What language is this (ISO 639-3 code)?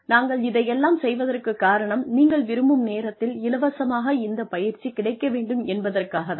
tam